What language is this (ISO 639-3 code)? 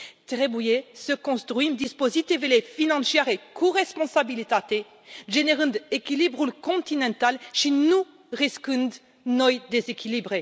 ron